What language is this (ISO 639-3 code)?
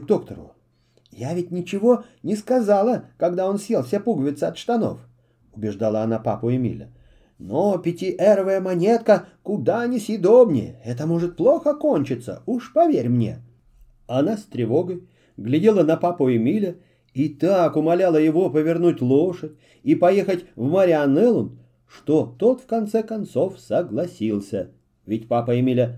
rus